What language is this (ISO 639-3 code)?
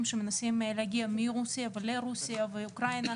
heb